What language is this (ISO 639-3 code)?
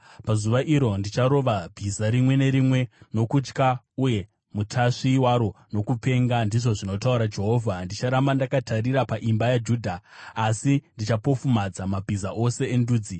sna